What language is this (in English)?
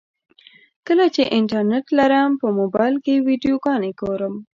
Pashto